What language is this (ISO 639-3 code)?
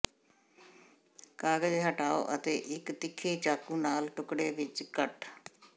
pan